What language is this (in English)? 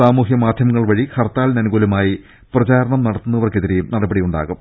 Malayalam